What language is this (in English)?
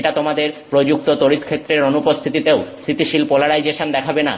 Bangla